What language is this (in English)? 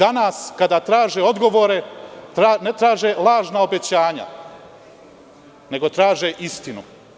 Serbian